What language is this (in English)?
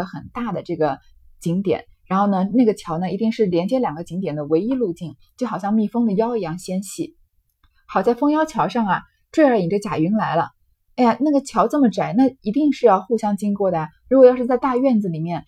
Chinese